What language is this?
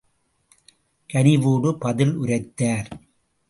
Tamil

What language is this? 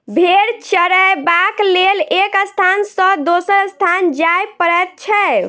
Maithili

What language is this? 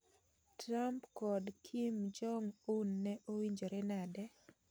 Luo (Kenya and Tanzania)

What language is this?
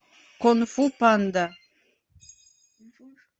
Russian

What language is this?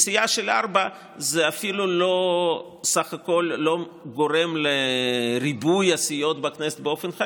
Hebrew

